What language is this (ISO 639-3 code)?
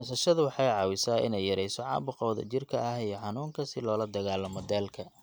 som